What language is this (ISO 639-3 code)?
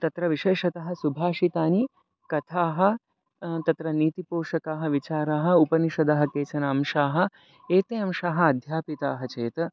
san